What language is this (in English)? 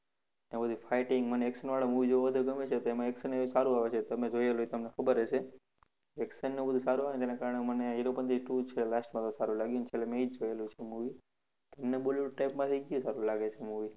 Gujarati